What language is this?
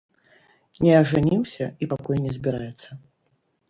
Belarusian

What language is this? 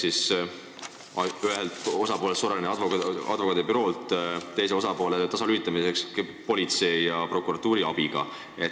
Estonian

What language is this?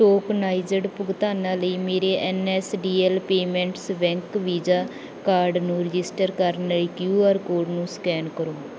Punjabi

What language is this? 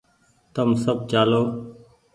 Goaria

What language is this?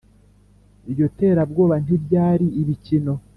Kinyarwanda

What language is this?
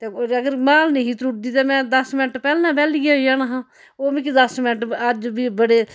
Dogri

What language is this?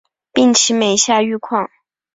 Chinese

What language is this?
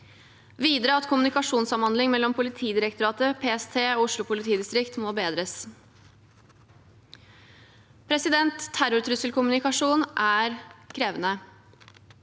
Norwegian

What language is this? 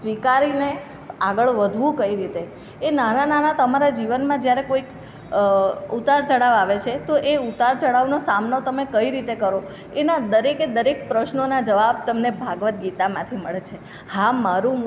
Gujarati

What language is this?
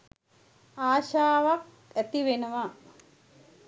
Sinhala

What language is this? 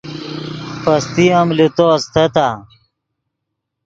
Yidgha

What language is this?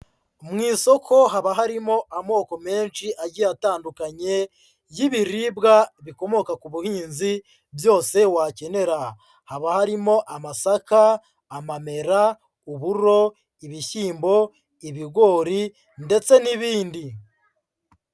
Kinyarwanda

